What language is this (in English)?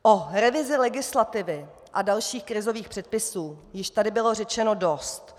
Czech